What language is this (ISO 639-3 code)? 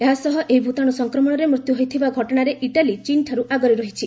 ori